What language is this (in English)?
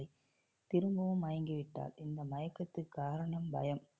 Tamil